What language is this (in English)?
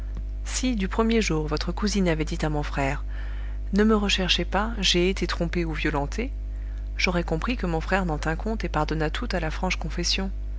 French